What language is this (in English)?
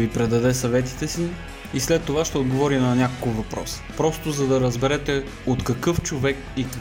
Bulgarian